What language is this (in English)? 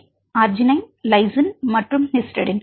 Tamil